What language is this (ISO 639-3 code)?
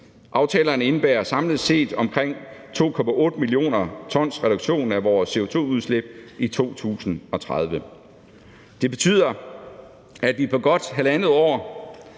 dan